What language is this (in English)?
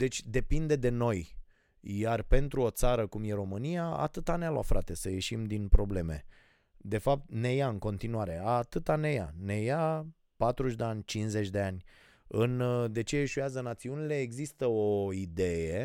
Romanian